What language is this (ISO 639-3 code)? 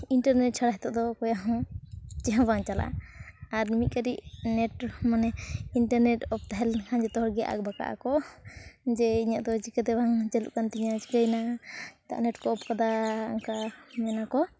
sat